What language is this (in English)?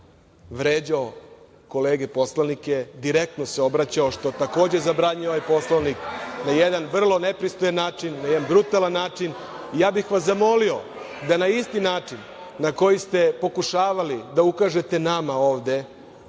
Serbian